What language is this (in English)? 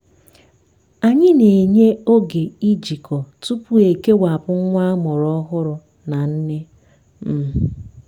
Igbo